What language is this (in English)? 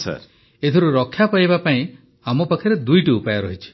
Odia